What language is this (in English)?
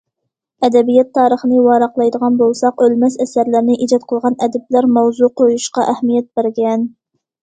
Uyghur